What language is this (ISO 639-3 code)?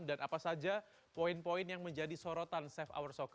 ind